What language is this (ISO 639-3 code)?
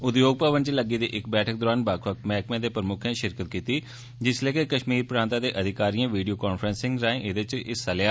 doi